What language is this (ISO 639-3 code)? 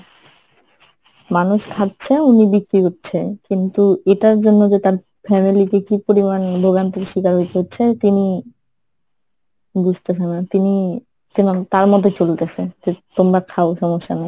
ben